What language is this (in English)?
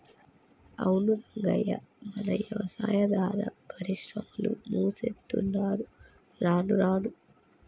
Telugu